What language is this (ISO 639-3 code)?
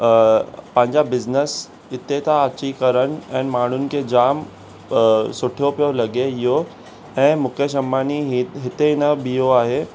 snd